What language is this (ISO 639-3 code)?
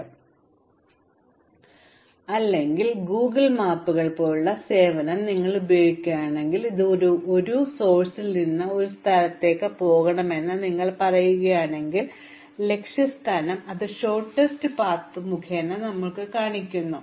mal